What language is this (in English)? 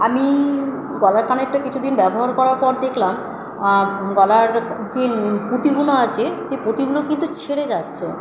Bangla